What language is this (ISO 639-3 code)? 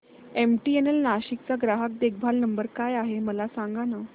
mar